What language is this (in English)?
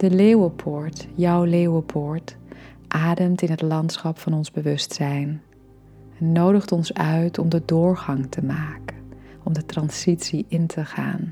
Dutch